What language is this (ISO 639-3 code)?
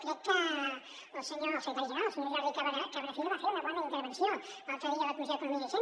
cat